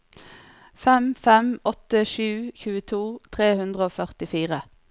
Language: Norwegian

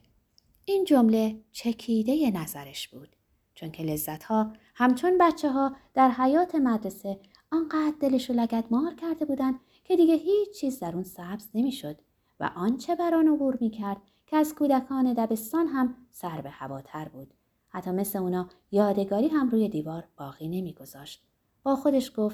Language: Persian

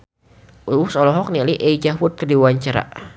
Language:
Sundanese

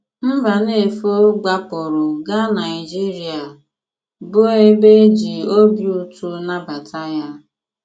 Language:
Igbo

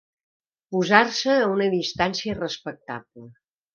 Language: Catalan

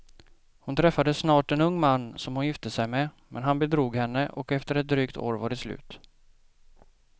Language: Swedish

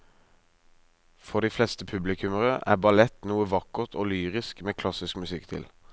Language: Norwegian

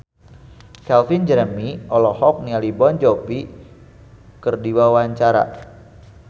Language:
Sundanese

